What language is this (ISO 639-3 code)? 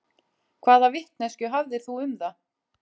isl